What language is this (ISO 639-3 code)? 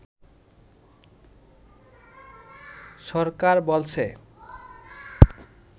ben